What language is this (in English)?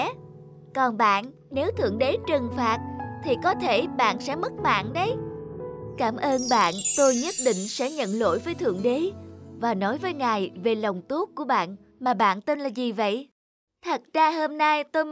Vietnamese